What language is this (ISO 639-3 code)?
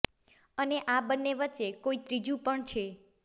guj